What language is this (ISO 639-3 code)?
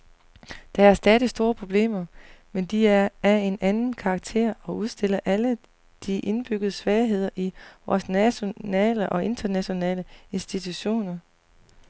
dan